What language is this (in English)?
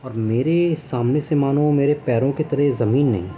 Urdu